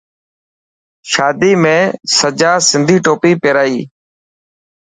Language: Dhatki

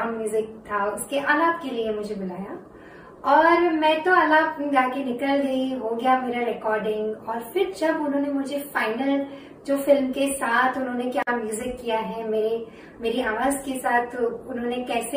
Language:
Hindi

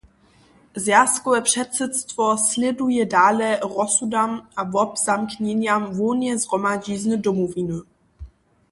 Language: Upper Sorbian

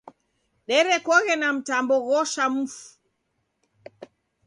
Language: Taita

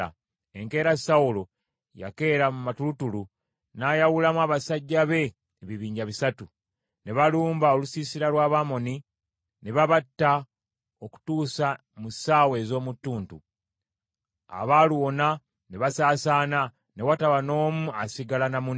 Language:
Ganda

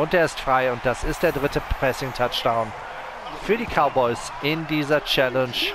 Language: German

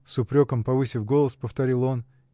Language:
Russian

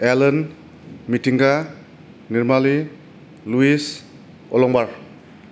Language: Bodo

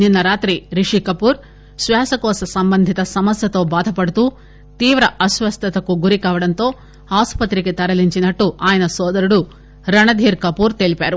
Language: Telugu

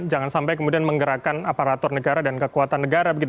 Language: Indonesian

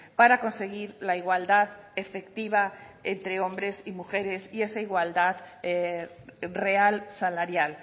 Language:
Spanish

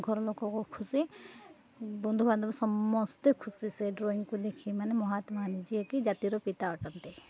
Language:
Odia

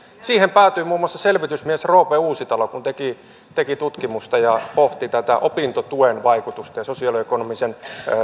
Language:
Finnish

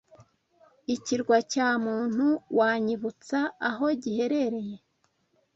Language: Kinyarwanda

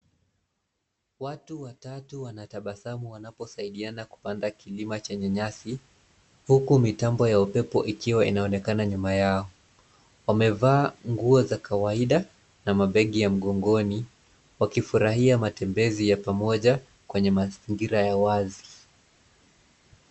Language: Swahili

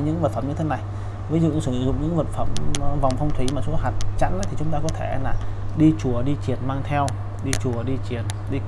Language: Vietnamese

